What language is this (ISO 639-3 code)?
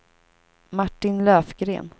swe